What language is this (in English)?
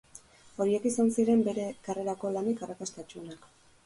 Basque